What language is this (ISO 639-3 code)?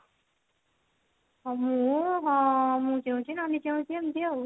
ori